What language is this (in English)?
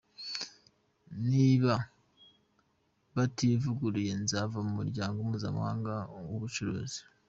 Kinyarwanda